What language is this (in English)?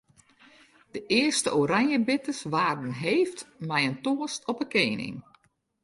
Western Frisian